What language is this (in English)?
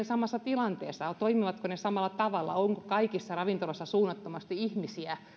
Finnish